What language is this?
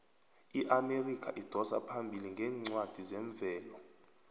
South Ndebele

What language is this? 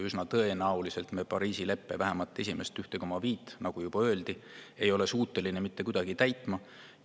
Estonian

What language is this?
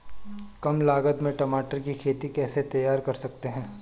Hindi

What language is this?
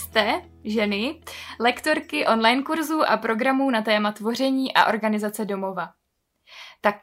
Czech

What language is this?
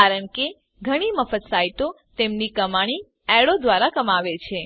Gujarati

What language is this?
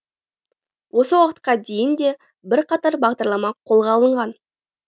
Kazakh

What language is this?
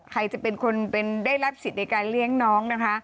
Thai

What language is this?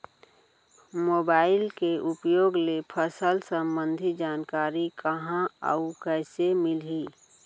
Chhattisgarhi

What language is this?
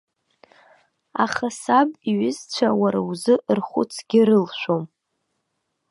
Abkhazian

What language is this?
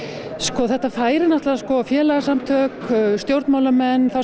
Icelandic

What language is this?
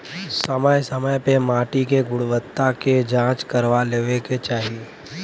Bhojpuri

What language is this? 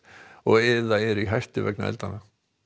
Icelandic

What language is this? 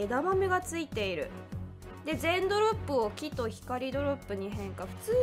Japanese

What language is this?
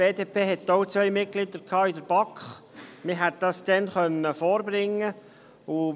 Swiss German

